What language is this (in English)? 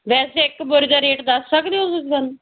Punjabi